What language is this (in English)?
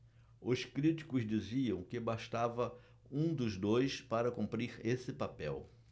Portuguese